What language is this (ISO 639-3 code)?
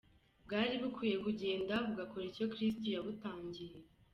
kin